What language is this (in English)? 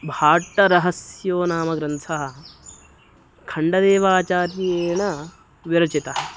Sanskrit